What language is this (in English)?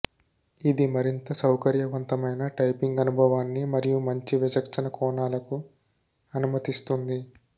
Telugu